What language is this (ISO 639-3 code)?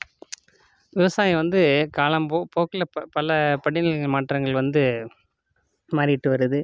tam